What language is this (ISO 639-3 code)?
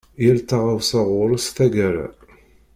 kab